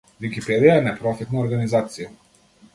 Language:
Macedonian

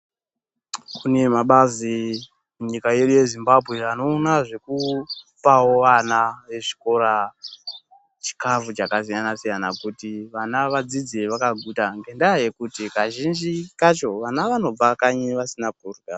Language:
Ndau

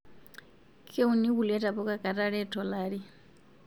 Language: Masai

